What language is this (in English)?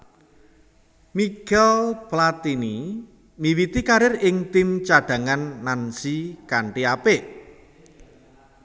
Javanese